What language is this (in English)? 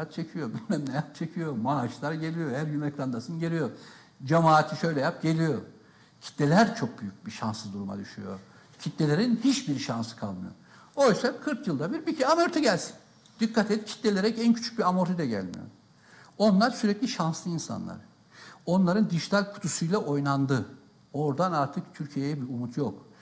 Turkish